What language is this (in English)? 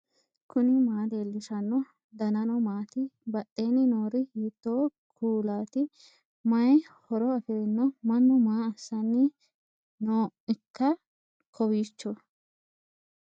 Sidamo